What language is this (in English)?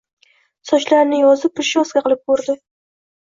Uzbek